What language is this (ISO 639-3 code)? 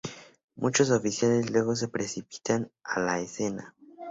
spa